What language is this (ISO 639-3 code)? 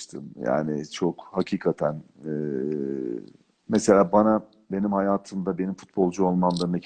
tur